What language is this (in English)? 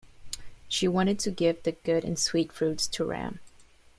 English